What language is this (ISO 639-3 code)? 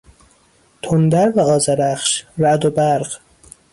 fas